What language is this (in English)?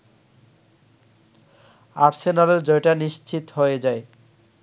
Bangla